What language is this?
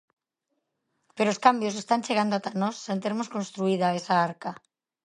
Galician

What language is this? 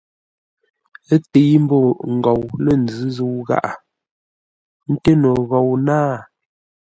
Ngombale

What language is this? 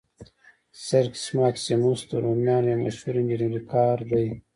Pashto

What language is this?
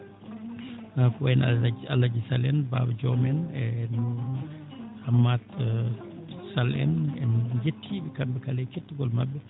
Fula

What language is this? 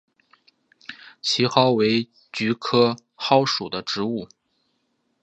Chinese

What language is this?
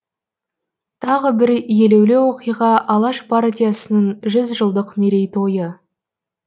Kazakh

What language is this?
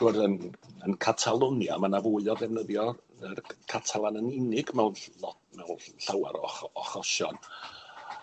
Welsh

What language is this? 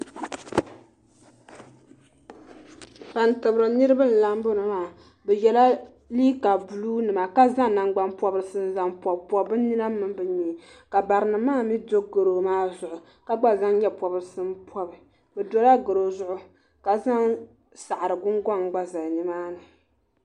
Dagbani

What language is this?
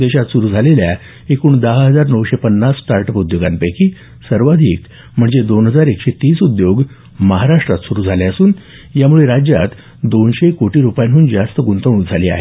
Marathi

